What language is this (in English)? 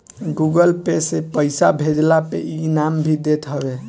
Bhojpuri